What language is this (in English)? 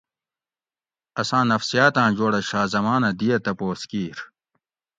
Gawri